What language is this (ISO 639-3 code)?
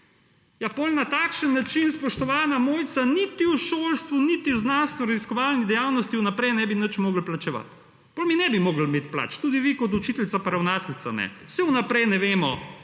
slv